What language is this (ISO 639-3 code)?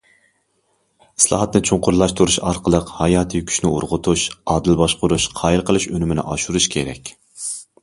uig